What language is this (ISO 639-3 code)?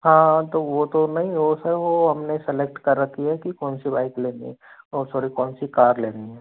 hin